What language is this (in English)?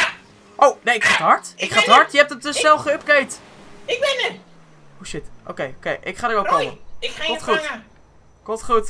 Dutch